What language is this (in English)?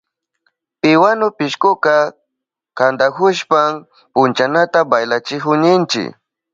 Southern Pastaza Quechua